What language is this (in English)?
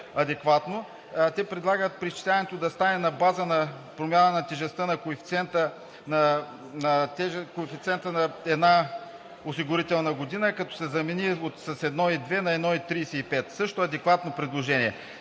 Bulgarian